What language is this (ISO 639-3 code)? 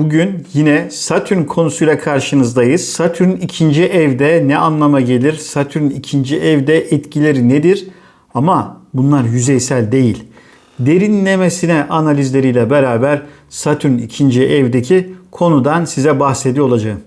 tur